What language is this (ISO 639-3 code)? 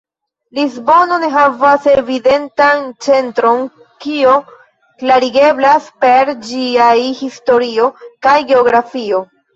epo